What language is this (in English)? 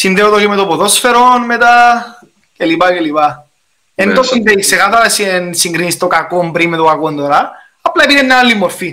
Greek